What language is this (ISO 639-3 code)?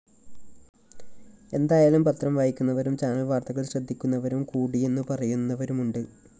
mal